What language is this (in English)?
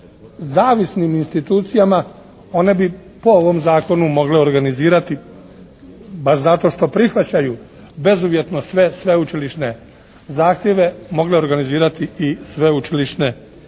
Croatian